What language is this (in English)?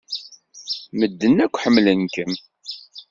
Kabyle